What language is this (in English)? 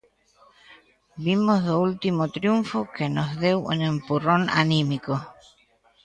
Galician